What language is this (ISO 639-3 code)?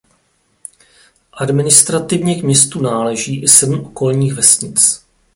ces